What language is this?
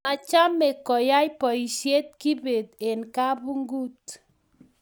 Kalenjin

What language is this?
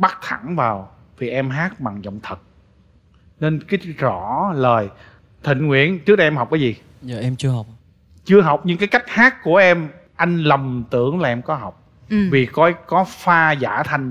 Vietnamese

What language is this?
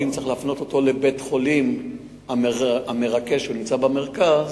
Hebrew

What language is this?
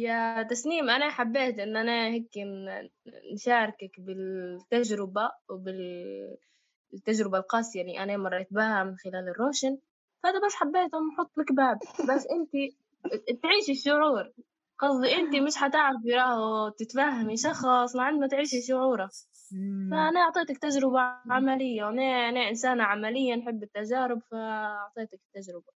Arabic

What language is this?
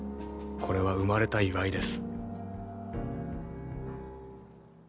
Japanese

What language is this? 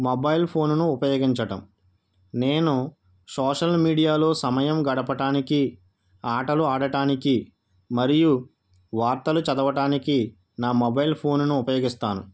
Telugu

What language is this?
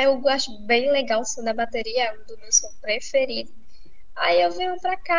Portuguese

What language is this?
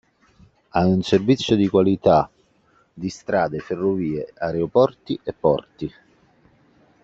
Italian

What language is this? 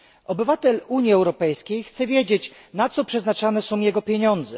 Polish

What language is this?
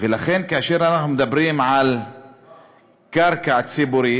Hebrew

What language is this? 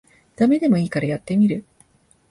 Japanese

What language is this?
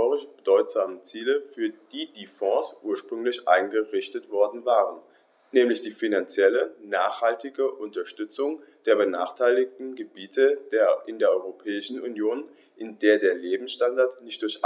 German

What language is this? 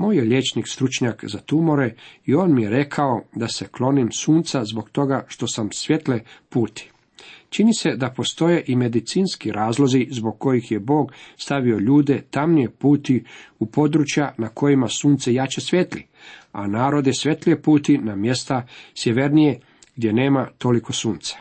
Croatian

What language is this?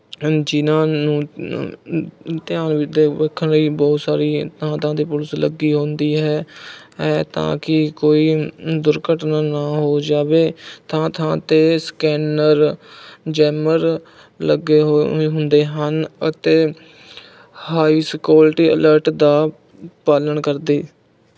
Punjabi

